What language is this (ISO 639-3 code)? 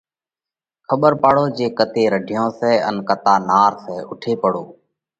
kvx